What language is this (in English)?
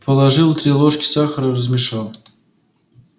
Russian